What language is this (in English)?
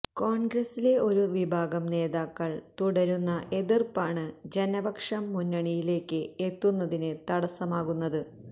Malayalam